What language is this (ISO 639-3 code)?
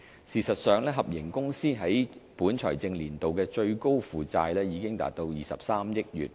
yue